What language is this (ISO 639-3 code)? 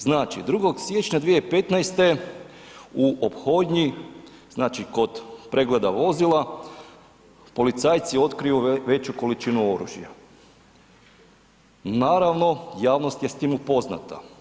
hrv